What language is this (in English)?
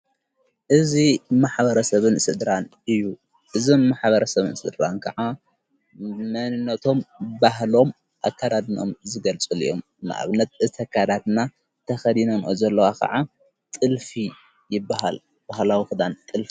Tigrinya